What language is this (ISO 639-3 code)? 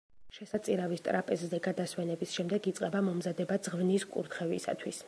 kat